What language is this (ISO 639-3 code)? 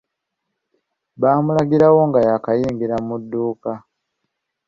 lug